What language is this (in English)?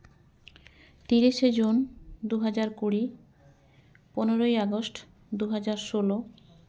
Santali